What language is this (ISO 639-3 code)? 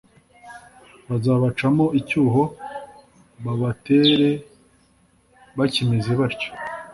kin